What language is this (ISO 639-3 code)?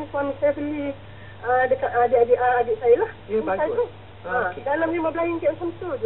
msa